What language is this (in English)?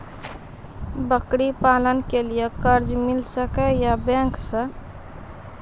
Maithili